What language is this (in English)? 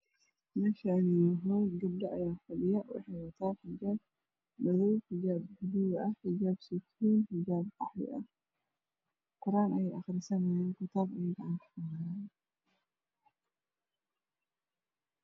Somali